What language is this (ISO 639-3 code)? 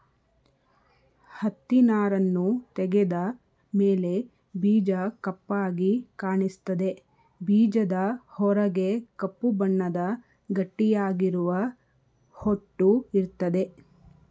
kan